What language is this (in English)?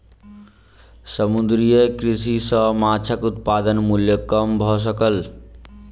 Maithili